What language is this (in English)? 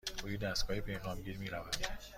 Persian